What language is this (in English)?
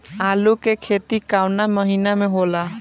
Bhojpuri